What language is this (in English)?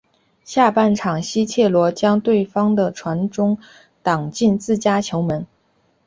Chinese